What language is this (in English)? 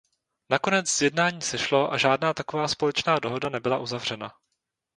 Czech